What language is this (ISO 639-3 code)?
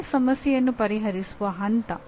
kan